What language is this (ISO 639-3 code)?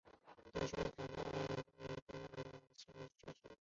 zho